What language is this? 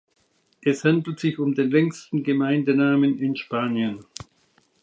German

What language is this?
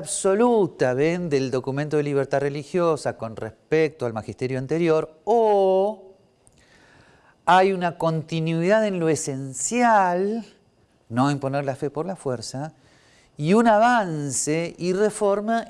Spanish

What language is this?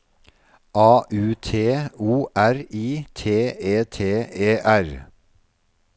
Norwegian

